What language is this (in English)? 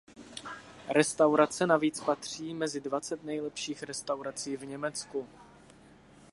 Czech